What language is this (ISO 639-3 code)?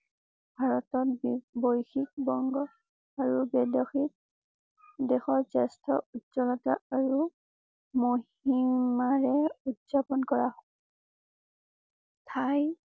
asm